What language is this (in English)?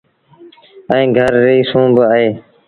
Sindhi Bhil